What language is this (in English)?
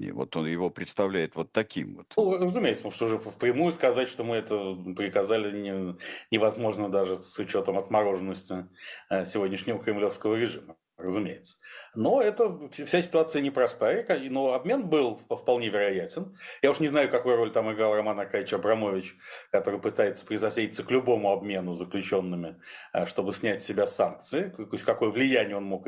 Russian